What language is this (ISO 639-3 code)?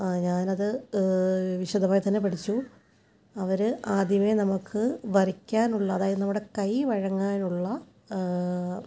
mal